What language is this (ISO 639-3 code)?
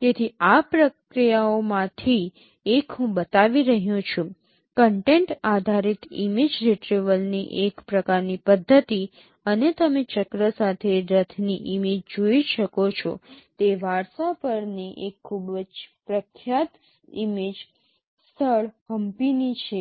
guj